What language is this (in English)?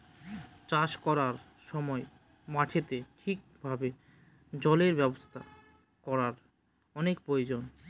Bangla